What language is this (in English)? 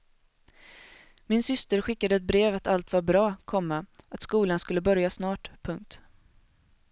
Swedish